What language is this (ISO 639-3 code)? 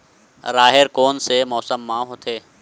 hne